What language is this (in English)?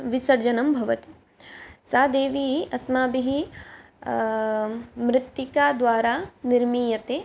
Sanskrit